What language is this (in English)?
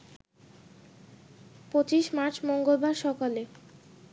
Bangla